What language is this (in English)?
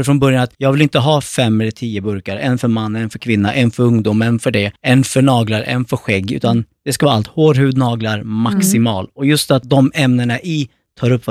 Swedish